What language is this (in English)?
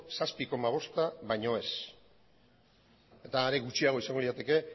Basque